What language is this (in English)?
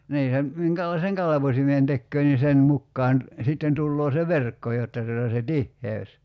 Finnish